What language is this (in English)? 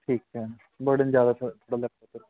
Punjabi